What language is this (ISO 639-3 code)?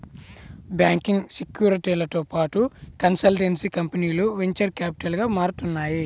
tel